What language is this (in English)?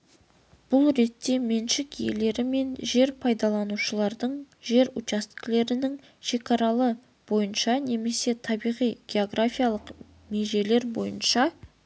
Kazakh